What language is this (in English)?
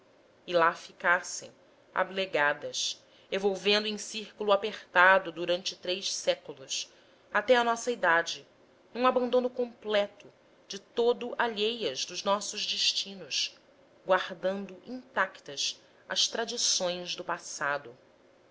Portuguese